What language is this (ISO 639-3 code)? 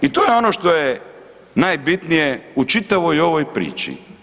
hrv